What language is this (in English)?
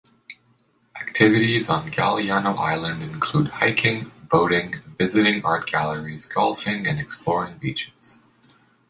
English